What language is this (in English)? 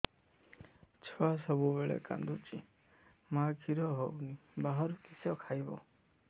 Odia